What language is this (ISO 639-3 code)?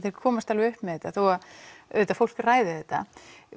isl